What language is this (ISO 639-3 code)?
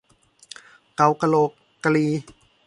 tha